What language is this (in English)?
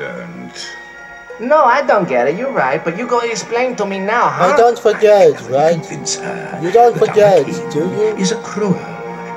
English